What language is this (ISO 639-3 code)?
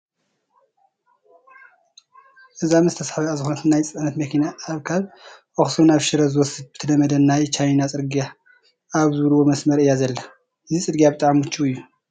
tir